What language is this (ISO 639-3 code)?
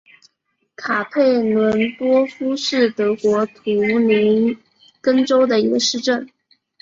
zho